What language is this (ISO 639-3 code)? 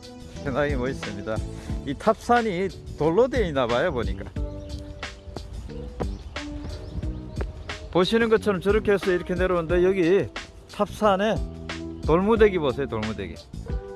kor